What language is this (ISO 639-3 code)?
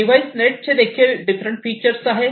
mar